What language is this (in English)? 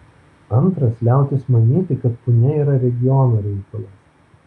Lithuanian